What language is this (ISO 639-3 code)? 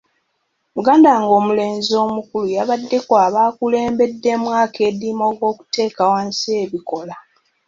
lug